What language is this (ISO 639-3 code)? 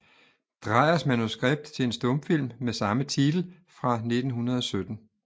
dan